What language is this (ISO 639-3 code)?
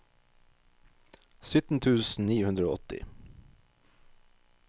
nor